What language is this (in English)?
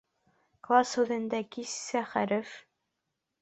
Bashkir